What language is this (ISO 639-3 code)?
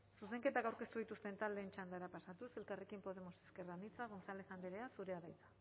eus